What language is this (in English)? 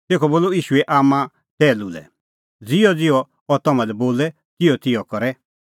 Kullu Pahari